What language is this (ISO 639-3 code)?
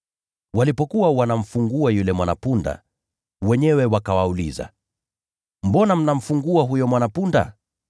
swa